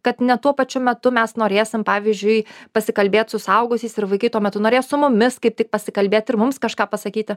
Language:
Lithuanian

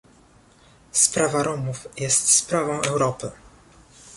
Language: Polish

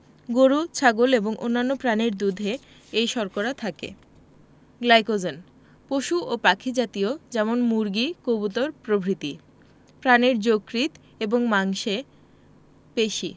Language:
Bangla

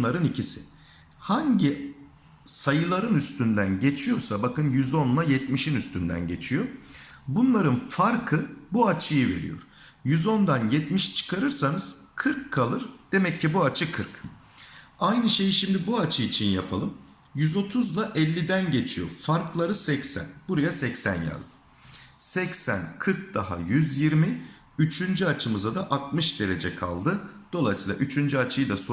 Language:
Turkish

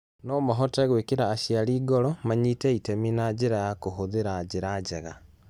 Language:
Kikuyu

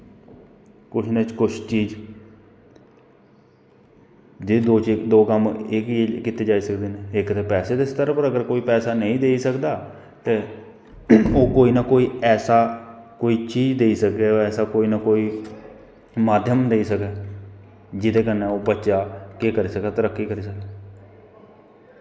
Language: Dogri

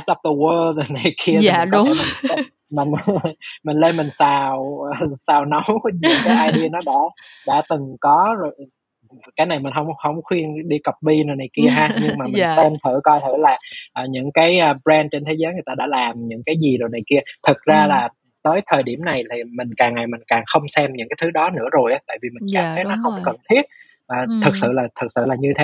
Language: Vietnamese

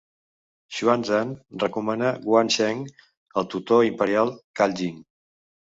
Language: Catalan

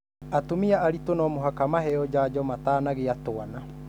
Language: Kikuyu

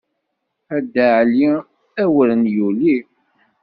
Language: Kabyle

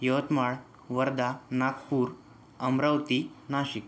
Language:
Marathi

